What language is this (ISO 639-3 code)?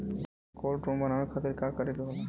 bho